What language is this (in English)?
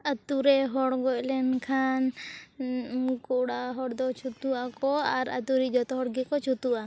Santali